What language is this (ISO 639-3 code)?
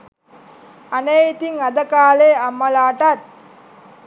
sin